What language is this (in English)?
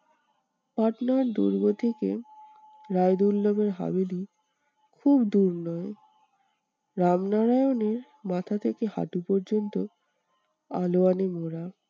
Bangla